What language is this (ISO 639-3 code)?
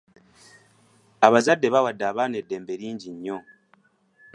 lug